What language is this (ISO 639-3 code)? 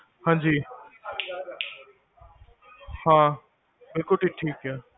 pan